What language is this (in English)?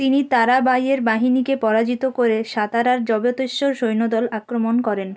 Bangla